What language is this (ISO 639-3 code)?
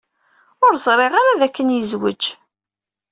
kab